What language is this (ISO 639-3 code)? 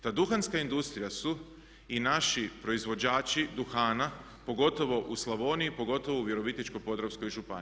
hrv